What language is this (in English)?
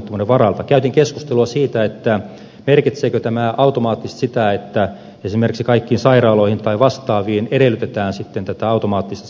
Finnish